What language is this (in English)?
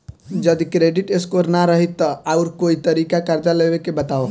Bhojpuri